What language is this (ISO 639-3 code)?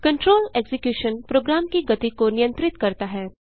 hin